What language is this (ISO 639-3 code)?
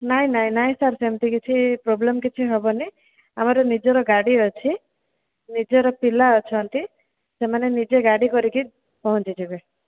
ori